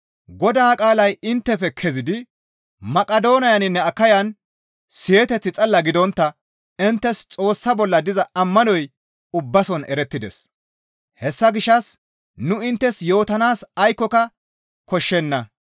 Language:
Gamo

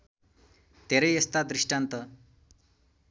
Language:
Nepali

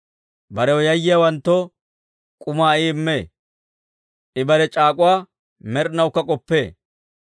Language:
Dawro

